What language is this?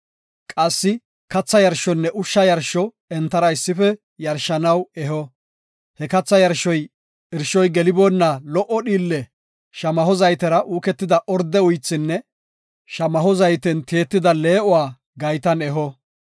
Gofa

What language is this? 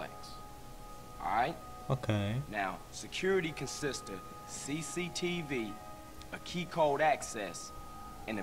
Portuguese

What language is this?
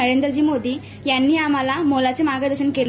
Marathi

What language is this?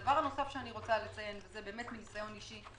Hebrew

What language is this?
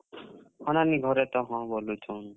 Odia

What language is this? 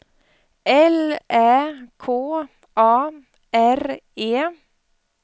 Swedish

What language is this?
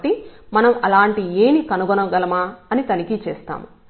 Telugu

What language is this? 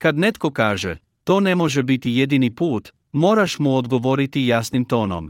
Croatian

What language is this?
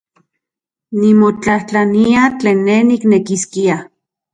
Central Puebla Nahuatl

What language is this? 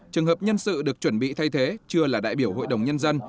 Vietnamese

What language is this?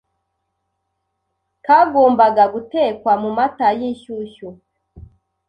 Kinyarwanda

